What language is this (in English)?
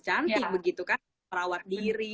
Indonesian